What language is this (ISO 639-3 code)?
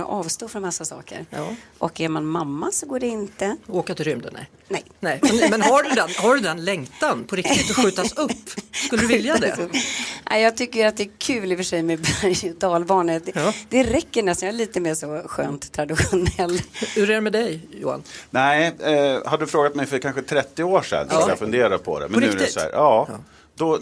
swe